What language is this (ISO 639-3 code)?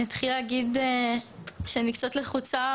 heb